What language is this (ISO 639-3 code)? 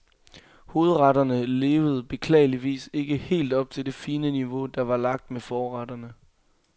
dan